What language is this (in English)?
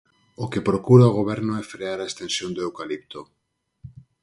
Galician